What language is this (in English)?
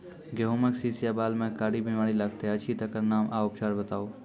Maithili